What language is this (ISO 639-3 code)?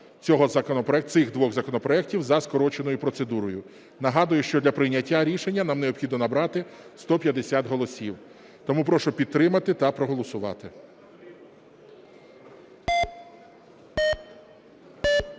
ukr